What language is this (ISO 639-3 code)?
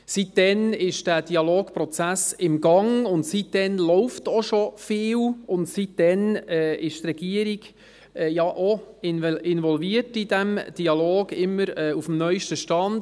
gsw